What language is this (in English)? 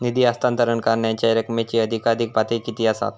Marathi